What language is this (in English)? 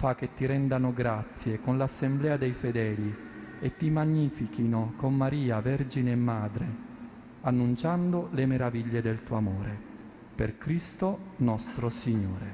Italian